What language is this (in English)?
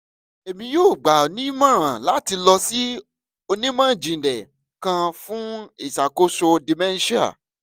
Yoruba